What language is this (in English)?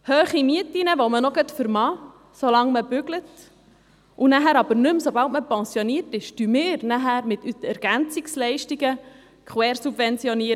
Swiss German